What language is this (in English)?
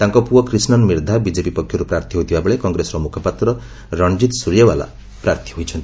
Odia